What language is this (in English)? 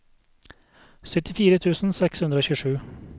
Norwegian